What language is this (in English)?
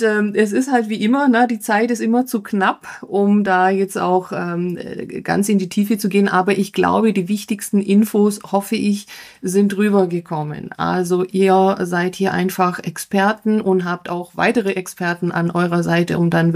German